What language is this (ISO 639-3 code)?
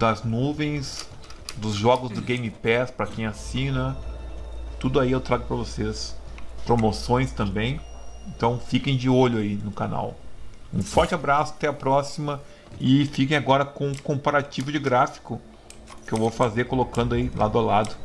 por